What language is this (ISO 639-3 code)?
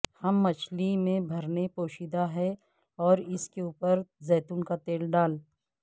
urd